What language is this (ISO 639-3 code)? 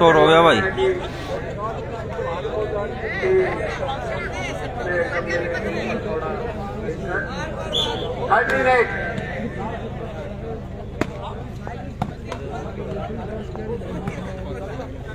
hin